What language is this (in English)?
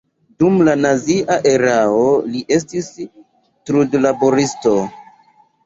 Esperanto